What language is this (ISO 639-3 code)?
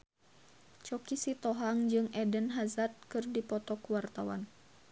sun